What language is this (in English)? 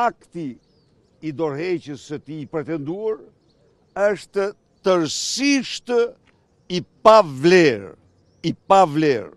Romanian